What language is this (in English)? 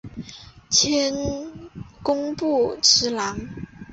Chinese